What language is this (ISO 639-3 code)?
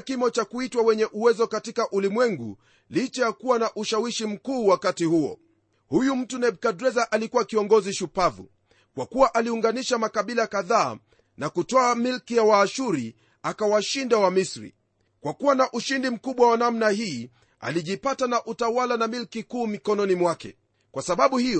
swa